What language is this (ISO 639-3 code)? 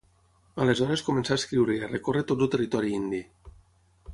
cat